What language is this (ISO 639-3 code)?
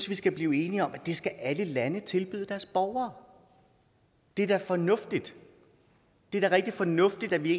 dan